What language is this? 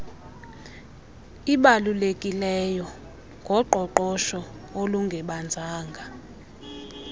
Xhosa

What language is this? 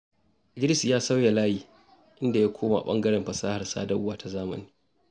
Hausa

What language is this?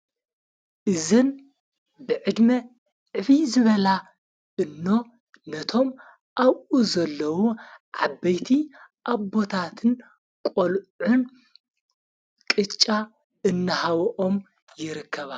Tigrinya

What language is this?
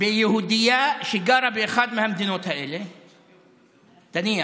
Hebrew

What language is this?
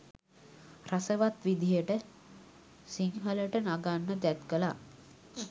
Sinhala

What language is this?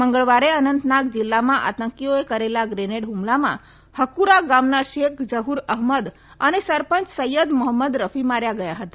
Gujarati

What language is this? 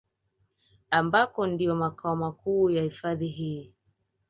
Swahili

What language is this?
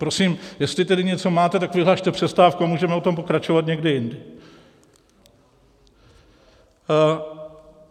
Czech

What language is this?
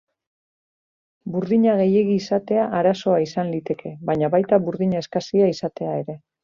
Basque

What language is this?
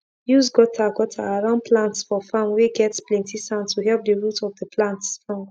Nigerian Pidgin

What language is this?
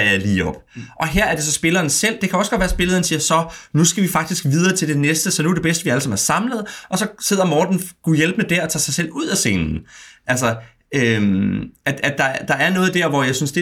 Danish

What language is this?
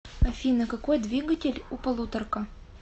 Russian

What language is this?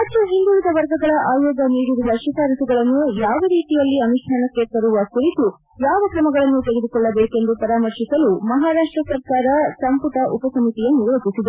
Kannada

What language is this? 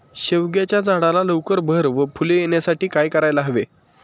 Marathi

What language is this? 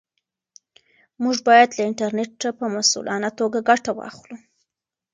Pashto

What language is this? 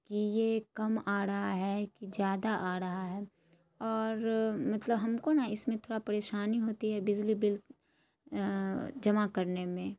Urdu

